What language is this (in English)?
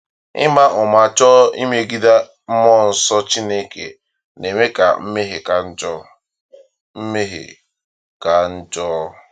Igbo